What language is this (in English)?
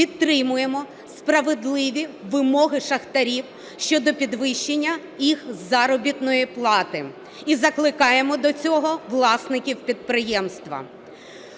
Ukrainian